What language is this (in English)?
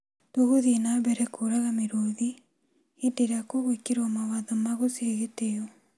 Kikuyu